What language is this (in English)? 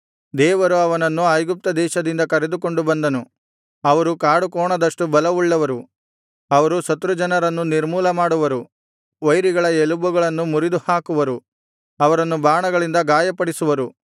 Kannada